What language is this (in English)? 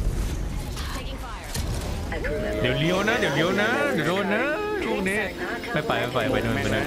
Thai